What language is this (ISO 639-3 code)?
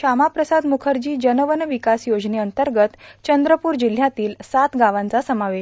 mar